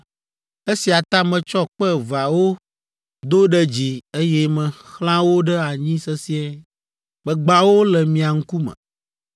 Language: Ewe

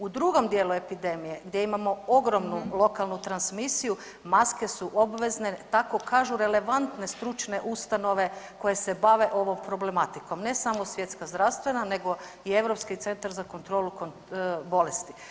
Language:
Croatian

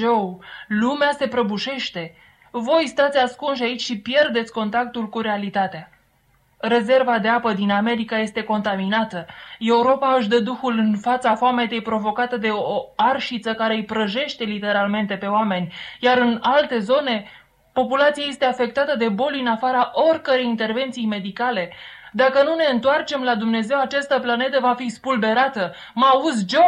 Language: Romanian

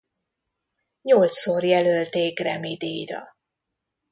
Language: Hungarian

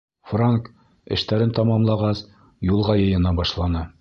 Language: Bashkir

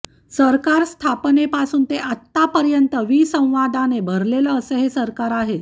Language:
Marathi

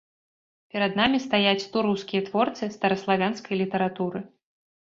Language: Belarusian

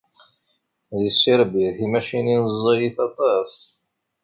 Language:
Kabyle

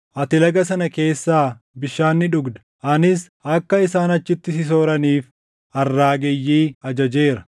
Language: Oromo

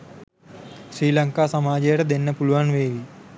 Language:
Sinhala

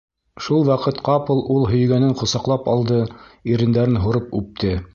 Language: Bashkir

